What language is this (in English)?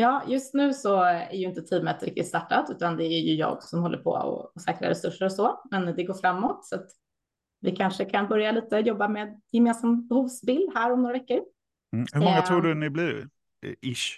Swedish